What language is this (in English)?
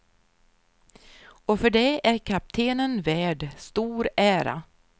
Swedish